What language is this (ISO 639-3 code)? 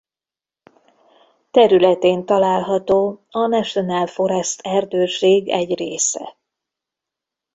hun